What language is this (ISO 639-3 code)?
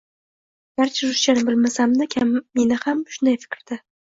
uzb